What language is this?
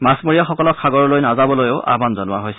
Assamese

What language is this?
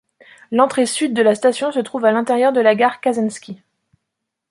French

